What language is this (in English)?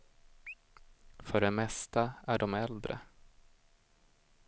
Swedish